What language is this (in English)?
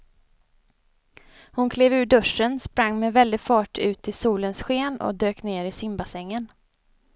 Swedish